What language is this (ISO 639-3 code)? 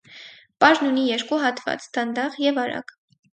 hye